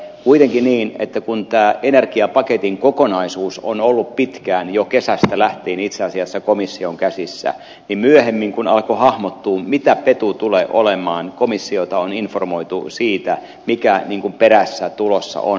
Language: Finnish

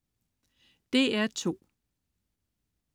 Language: Danish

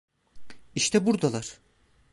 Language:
Turkish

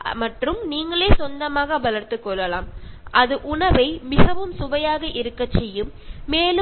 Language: Malayalam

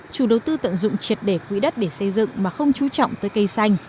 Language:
Vietnamese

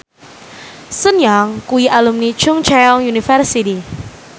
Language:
Javanese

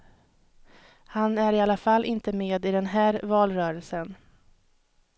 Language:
Swedish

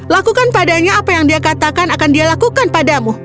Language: Indonesian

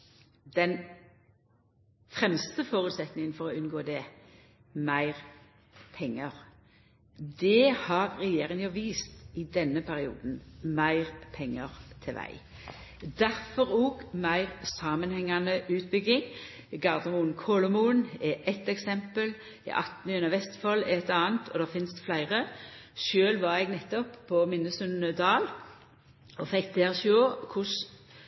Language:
Norwegian Nynorsk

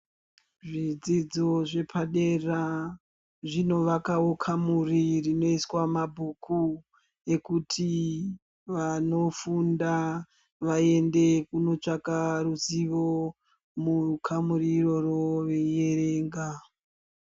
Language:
Ndau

